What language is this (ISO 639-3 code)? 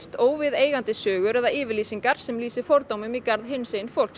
isl